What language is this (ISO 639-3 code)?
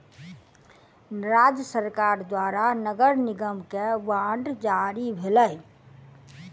mai